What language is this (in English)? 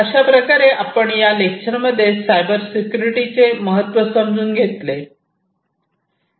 Marathi